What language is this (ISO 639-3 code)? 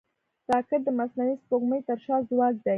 pus